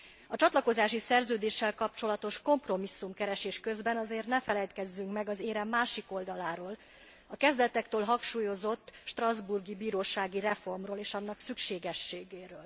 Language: Hungarian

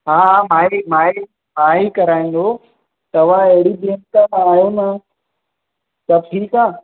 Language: Sindhi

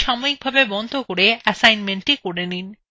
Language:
Bangla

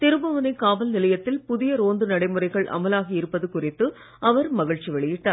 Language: Tamil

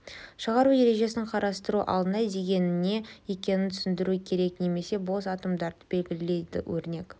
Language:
Kazakh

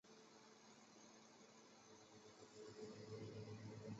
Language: Chinese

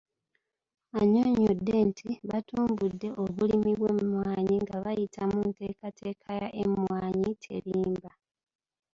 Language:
Ganda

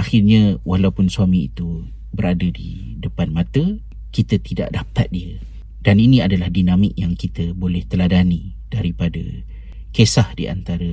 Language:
Malay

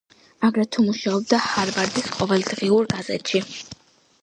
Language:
Georgian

